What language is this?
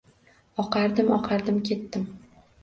Uzbek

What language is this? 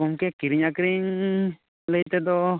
Santali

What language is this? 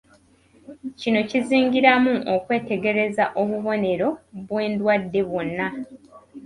Ganda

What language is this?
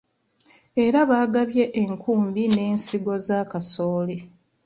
Ganda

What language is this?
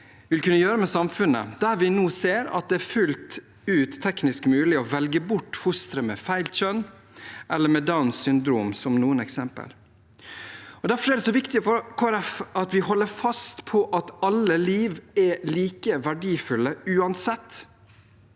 Norwegian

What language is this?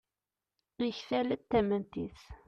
Kabyle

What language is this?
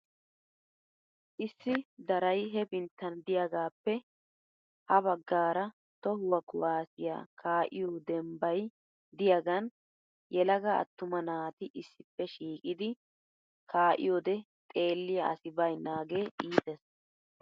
Wolaytta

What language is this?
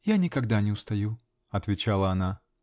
Russian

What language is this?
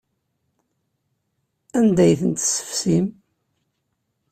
Kabyle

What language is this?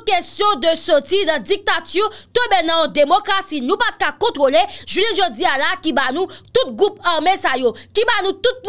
French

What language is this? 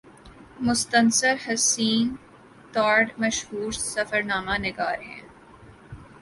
Urdu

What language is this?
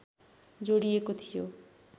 Nepali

